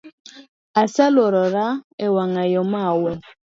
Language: Luo (Kenya and Tanzania)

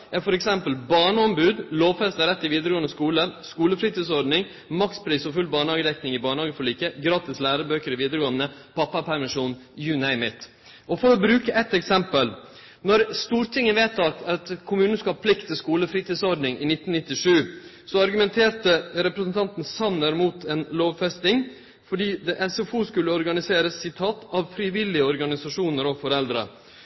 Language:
Norwegian Nynorsk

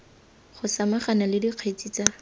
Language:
Tswana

